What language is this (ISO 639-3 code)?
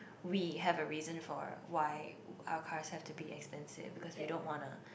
eng